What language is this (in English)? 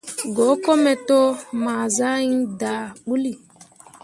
Mundang